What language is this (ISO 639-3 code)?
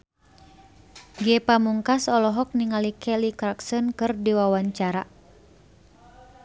sun